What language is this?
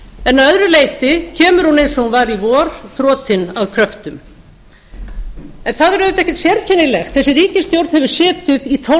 Icelandic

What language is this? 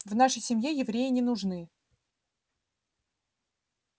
Russian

